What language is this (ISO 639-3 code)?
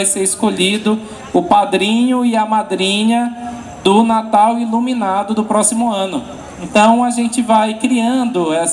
por